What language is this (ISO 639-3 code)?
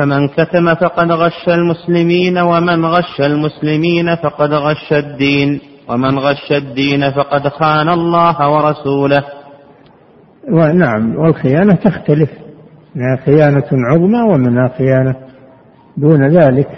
ara